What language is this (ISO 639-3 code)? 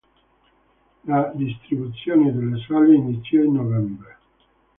ita